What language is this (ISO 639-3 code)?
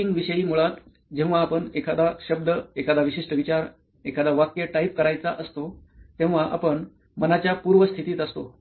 mar